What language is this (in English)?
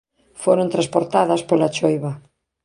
Galician